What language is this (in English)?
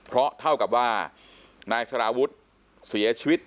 Thai